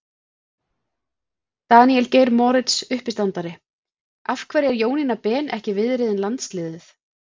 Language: Icelandic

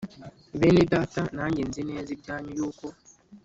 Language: Kinyarwanda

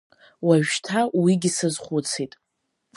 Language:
Abkhazian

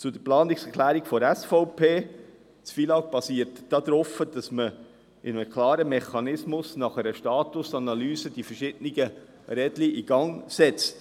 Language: Swiss German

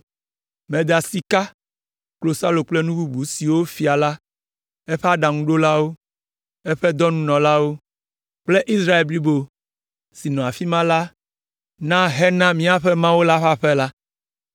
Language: Ewe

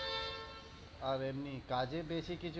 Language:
Bangla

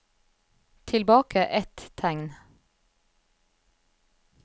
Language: Norwegian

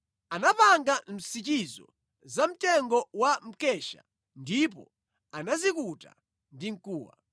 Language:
Nyanja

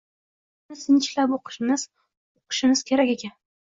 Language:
Uzbek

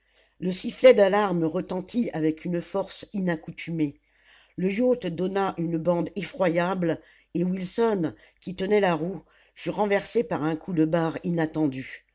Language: French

